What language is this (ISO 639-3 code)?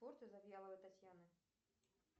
rus